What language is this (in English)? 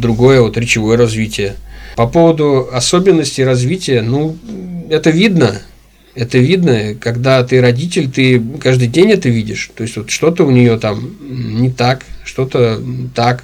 Russian